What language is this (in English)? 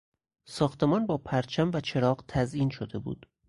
Persian